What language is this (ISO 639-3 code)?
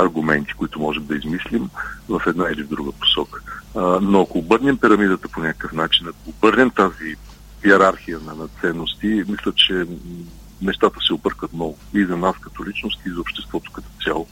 bul